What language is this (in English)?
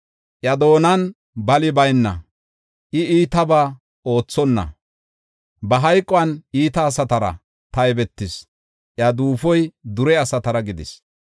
Gofa